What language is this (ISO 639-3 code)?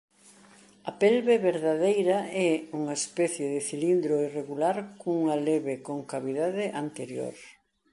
glg